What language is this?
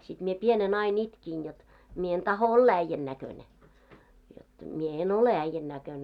Finnish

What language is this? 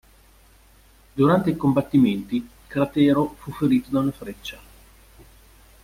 Italian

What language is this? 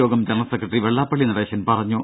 Malayalam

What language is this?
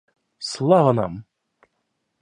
Russian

